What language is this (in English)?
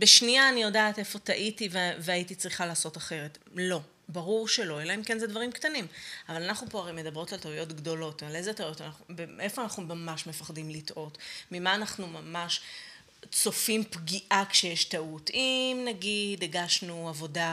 Hebrew